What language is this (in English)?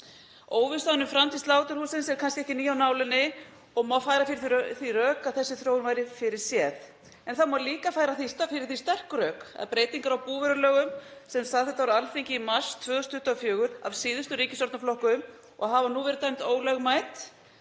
Icelandic